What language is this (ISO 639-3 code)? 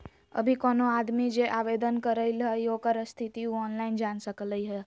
mag